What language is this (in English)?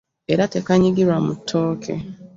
Ganda